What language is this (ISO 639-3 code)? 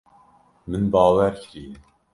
kur